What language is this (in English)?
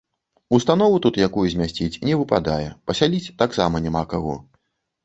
Belarusian